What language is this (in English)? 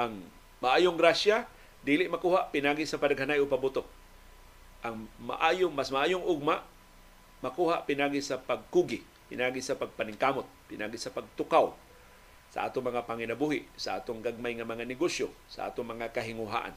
Filipino